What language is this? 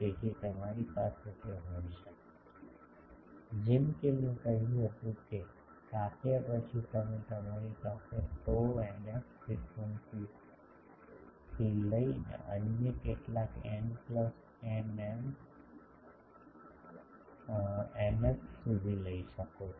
Gujarati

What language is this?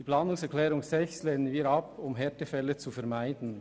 Swiss German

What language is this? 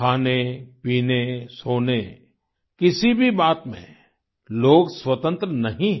Hindi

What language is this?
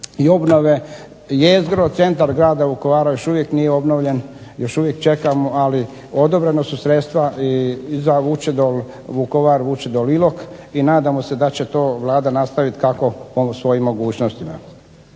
Croatian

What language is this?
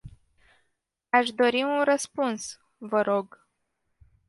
Romanian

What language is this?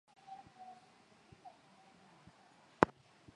Swahili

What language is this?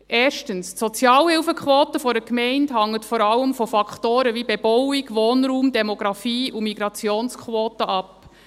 Swiss German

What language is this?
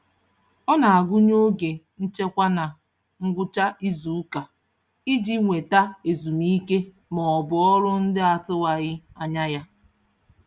Igbo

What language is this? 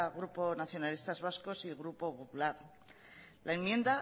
Spanish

